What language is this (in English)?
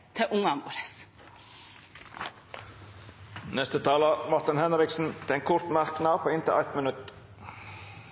Norwegian